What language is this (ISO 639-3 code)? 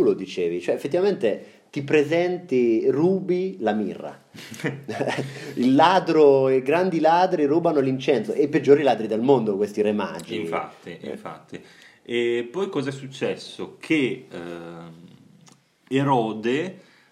ita